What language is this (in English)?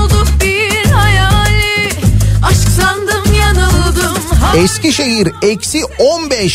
Turkish